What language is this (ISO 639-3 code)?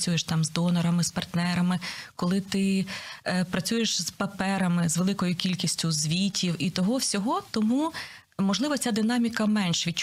ukr